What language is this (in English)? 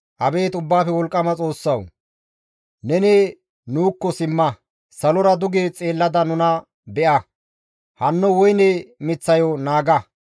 Gamo